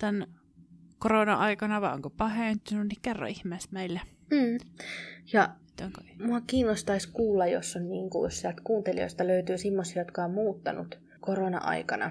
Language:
Finnish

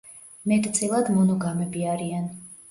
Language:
Georgian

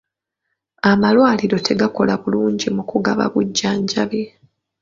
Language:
Ganda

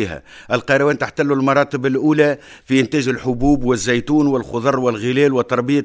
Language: Arabic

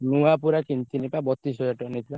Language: Odia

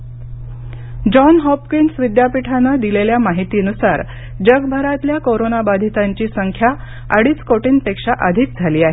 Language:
Marathi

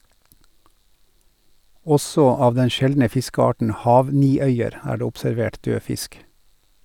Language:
Norwegian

